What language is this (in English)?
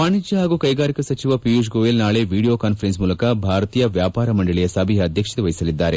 Kannada